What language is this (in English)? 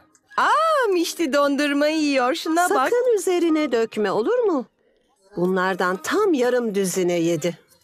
Turkish